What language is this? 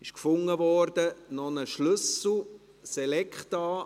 Swiss German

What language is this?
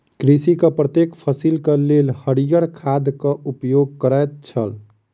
Maithili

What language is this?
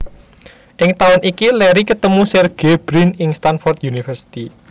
Javanese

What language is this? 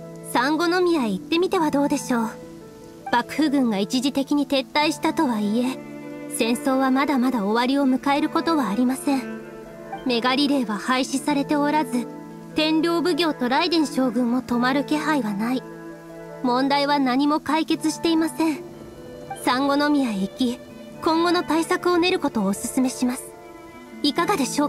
Japanese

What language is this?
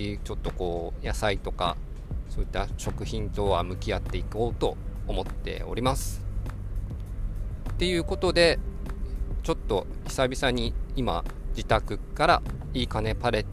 Japanese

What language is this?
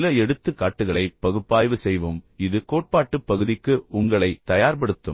Tamil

